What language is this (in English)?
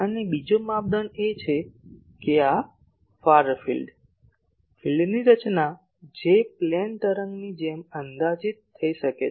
Gujarati